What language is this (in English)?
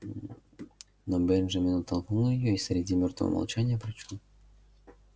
Russian